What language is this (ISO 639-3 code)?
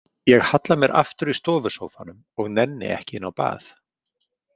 isl